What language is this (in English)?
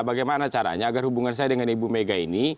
Indonesian